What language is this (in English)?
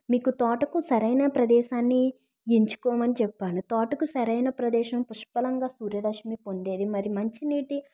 Telugu